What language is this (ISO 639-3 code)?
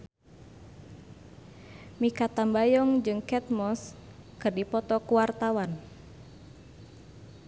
sun